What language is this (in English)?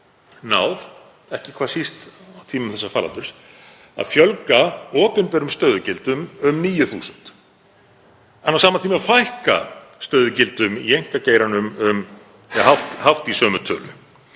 Icelandic